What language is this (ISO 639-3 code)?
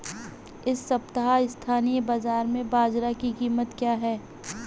hin